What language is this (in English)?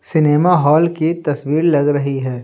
Hindi